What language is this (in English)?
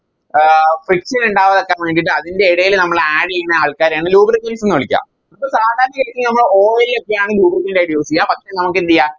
Malayalam